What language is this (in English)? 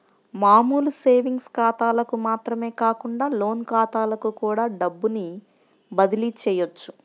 Telugu